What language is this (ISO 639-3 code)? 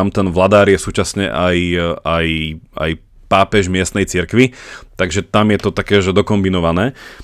slk